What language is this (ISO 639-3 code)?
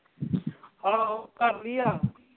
pan